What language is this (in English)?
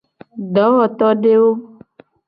Gen